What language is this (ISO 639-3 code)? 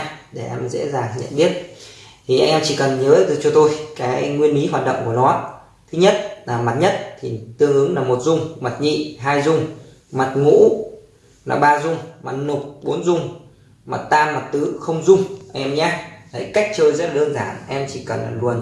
vie